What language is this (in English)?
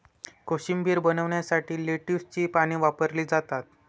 Marathi